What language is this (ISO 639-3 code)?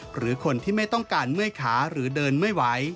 tha